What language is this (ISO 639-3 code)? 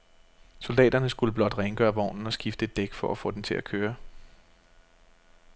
dan